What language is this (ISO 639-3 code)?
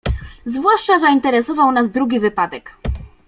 pol